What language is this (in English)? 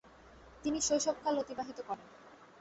Bangla